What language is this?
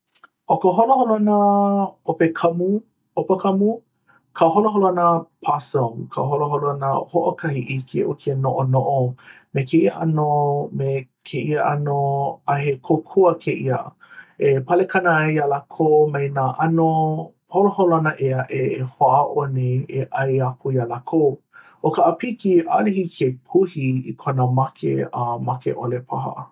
Hawaiian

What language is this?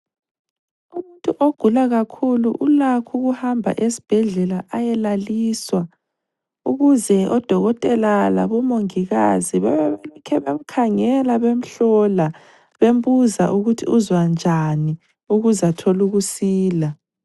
North Ndebele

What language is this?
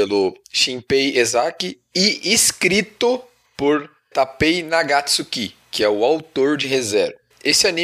Portuguese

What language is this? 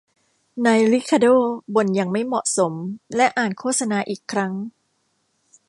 Thai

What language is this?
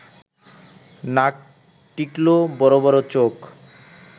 Bangla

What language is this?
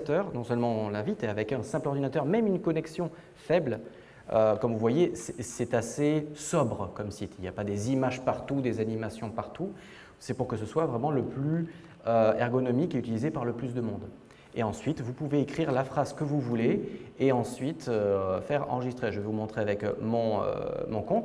French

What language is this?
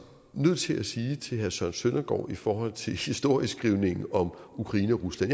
Danish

